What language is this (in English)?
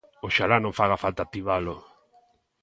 Galician